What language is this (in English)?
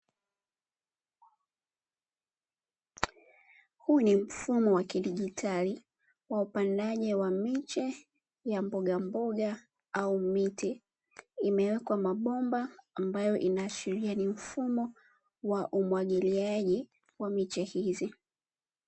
Swahili